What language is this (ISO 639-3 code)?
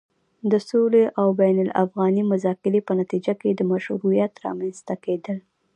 pus